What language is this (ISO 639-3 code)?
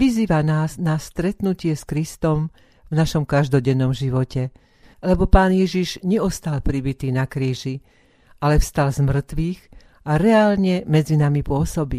slk